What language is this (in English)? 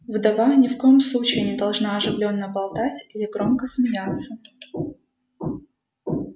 Russian